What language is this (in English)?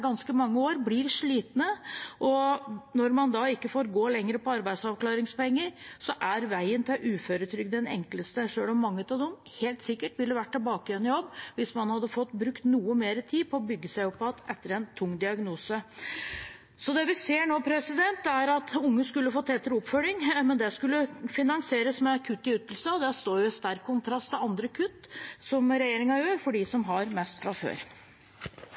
Norwegian Bokmål